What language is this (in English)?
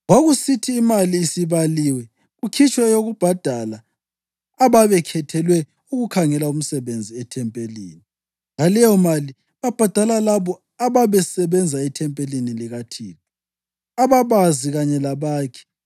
North Ndebele